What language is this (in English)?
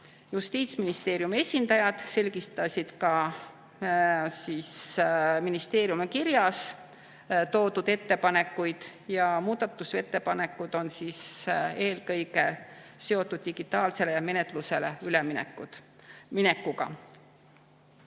Estonian